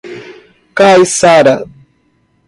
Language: Portuguese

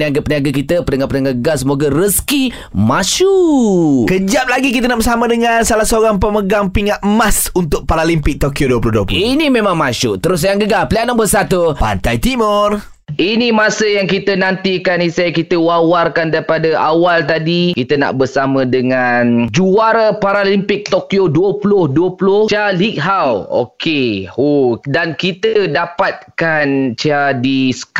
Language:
Malay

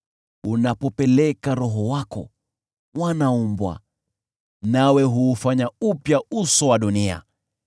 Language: Swahili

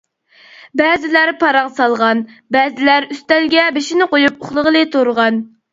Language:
Uyghur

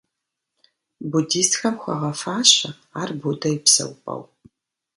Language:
Kabardian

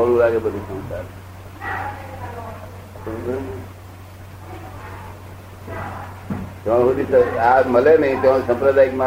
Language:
Gujarati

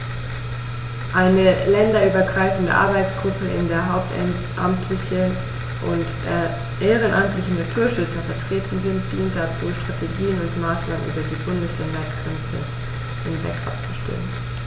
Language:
German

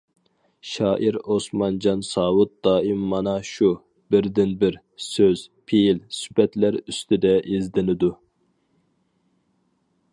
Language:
Uyghur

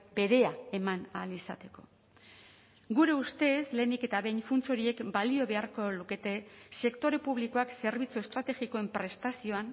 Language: Basque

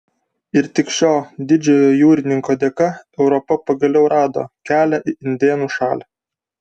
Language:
Lithuanian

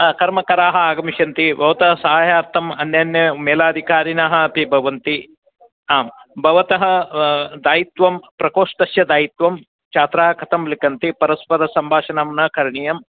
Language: Sanskrit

